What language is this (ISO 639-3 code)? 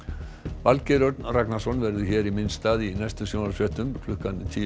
isl